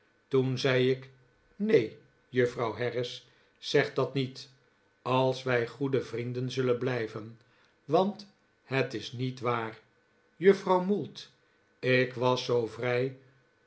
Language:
Dutch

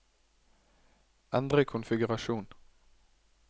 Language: Norwegian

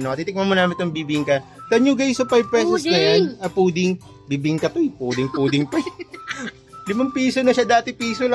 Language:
Filipino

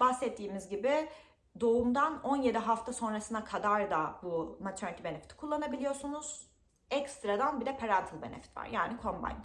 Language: Turkish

